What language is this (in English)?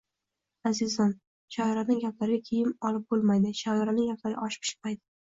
Uzbek